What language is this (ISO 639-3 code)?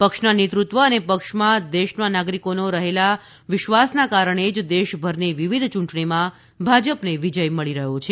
guj